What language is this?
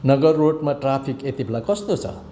Nepali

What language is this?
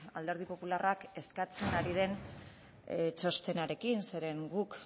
Basque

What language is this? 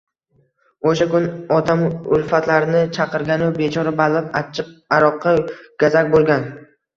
Uzbek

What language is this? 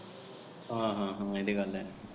Punjabi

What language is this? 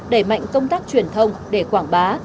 Vietnamese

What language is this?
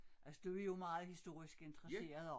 Danish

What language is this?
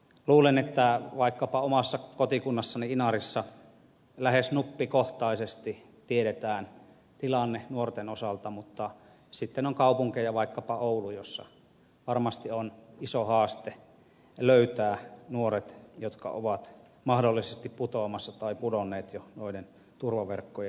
Finnish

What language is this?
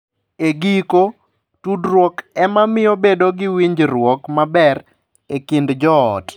Luo (Kenya and Tanzania)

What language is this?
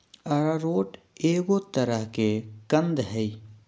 Magahi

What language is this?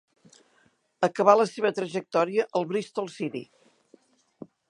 Catalan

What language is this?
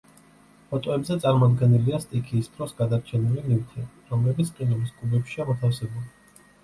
Georgian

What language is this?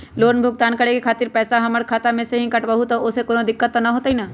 Magahi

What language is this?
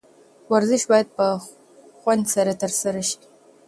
Pashto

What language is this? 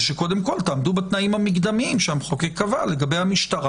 Hebrew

